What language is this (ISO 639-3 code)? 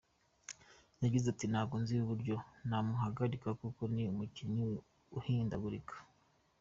kin